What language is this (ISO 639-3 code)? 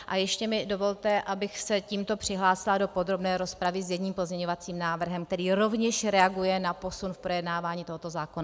ces